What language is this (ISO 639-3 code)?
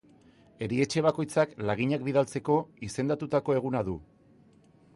eus